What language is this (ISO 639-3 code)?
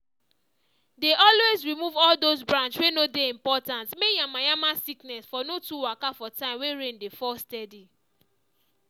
pcm